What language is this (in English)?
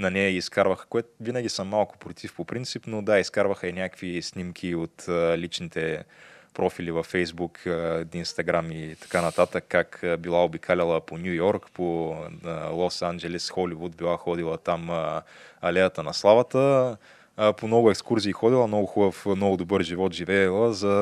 Bulgarian